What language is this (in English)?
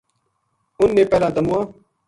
Gujari